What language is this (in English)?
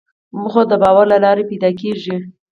Pashto